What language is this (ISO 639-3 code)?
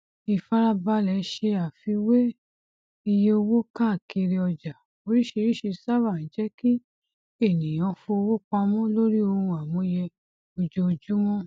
yor